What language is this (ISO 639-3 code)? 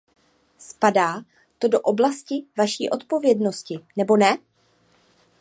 ces